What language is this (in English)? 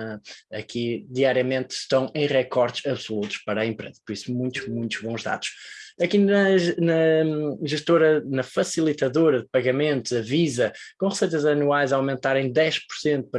Portuguese